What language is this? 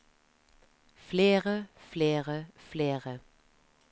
Norwegian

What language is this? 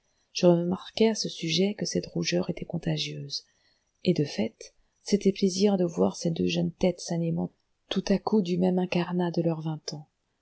French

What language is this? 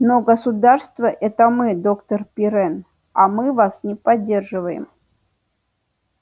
Russian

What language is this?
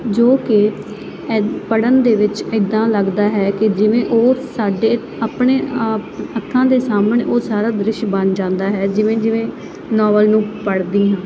Punjabi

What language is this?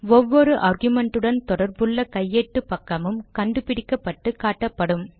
Tamil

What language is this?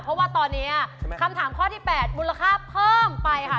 Thai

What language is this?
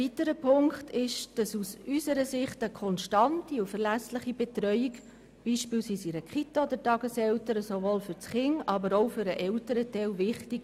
Swiss German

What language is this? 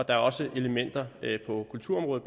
Danish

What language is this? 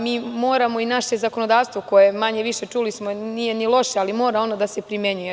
Serbian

